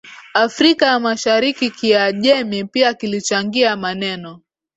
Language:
Swahili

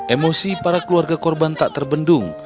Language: Indonesian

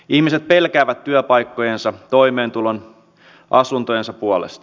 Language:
Finnish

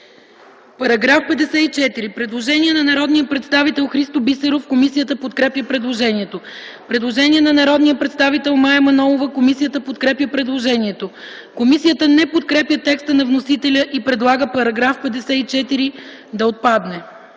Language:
Bulgarian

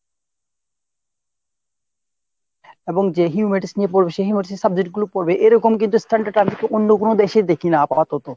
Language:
Bangla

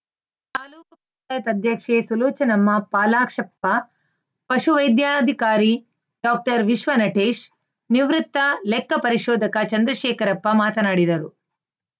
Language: Kannada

